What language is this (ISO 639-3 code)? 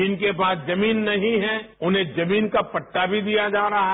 hin